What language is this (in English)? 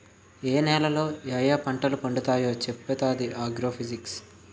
Telugu